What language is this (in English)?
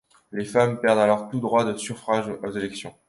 French